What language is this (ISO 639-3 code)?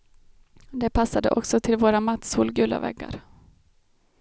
swe